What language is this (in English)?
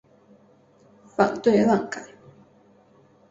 Chinese